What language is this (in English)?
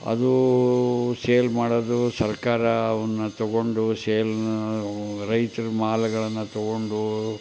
Kannada